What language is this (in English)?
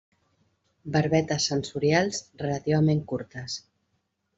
Catalan